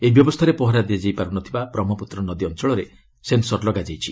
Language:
Odia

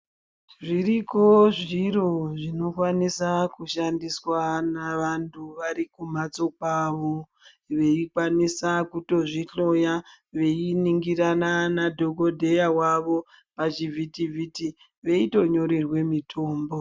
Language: Ndau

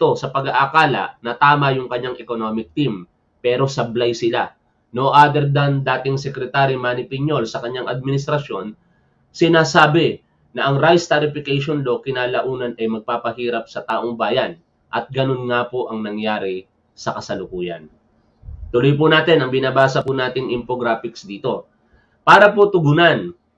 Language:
Filipino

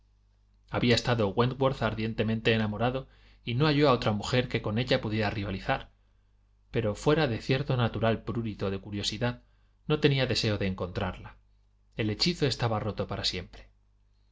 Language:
Spanish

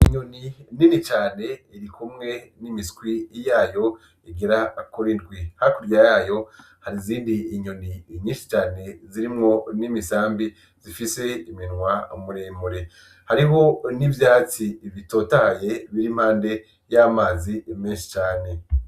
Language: Rundi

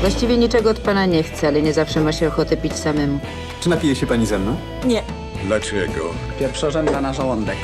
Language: Polish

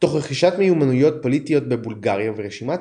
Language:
Hebrew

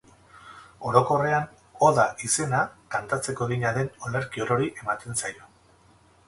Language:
Basque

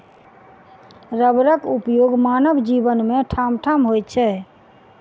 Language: Maithili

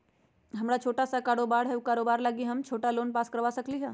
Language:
Magahi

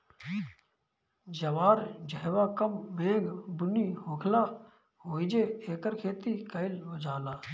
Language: Bhojpuri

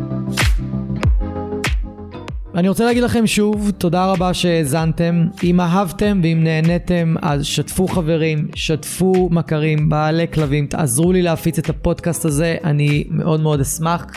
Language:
Hebrew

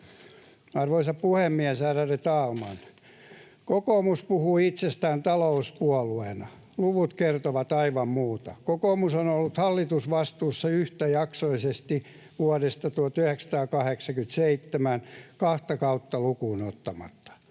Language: Finnish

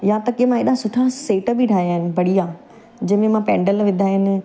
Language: Sindhi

